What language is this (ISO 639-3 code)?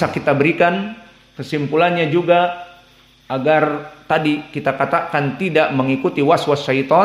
ind